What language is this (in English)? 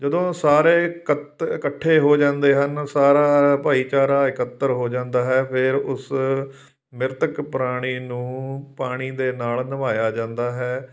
Punjabi